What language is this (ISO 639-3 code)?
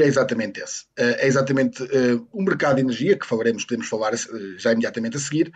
por